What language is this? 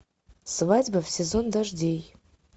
Russian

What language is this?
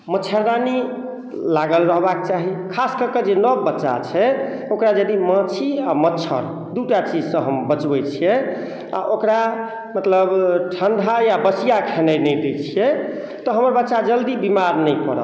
Maithili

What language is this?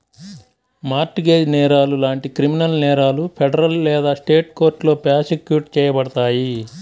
Telugu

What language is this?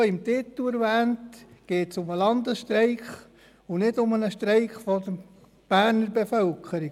Swiss German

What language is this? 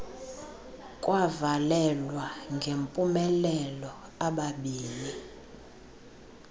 Xhosa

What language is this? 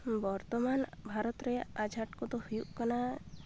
Santali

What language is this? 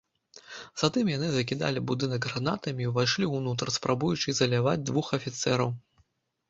Belarusian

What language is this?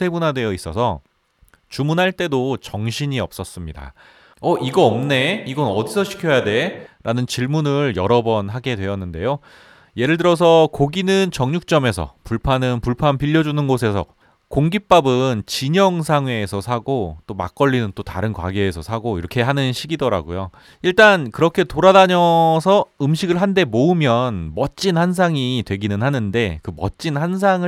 Korean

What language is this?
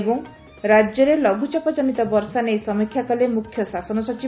Odia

